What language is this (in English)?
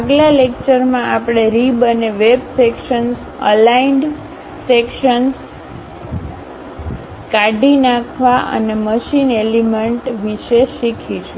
Gujarati